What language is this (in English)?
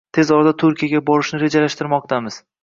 Uzbek